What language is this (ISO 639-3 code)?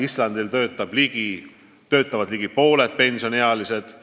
est